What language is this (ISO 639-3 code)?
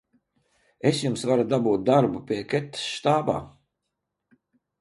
lav